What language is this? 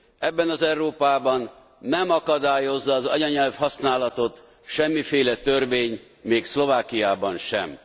Hungarian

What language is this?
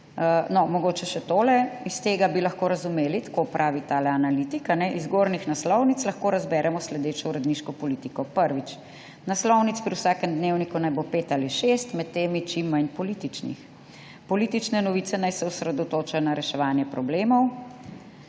Slovenian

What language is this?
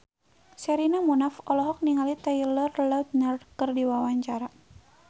Sundanese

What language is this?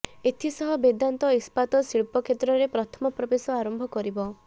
Odia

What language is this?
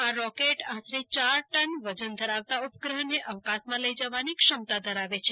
Gujarati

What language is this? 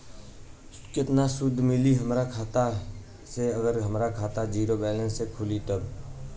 Bhojpuri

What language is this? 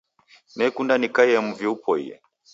Taita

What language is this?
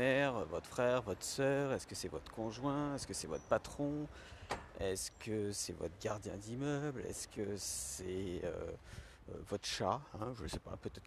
French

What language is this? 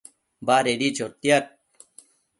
Matsés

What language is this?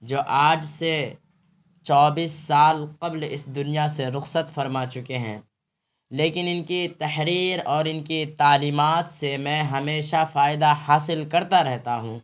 Urdu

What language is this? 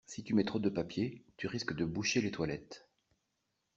French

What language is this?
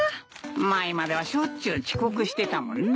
Japanese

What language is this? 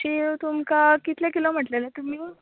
Konkani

